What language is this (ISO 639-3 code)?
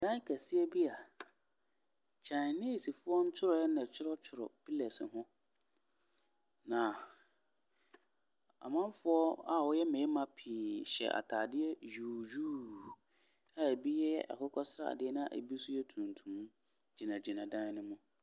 aka